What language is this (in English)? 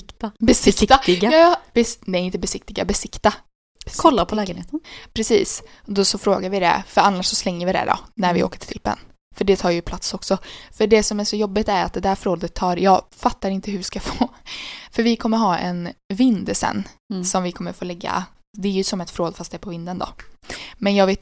Swedish